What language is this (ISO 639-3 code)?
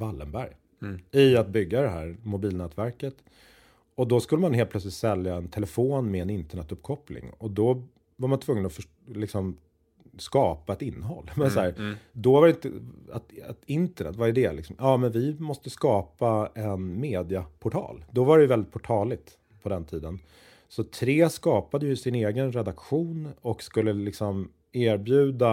swe